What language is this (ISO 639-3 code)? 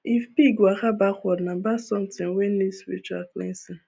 pcm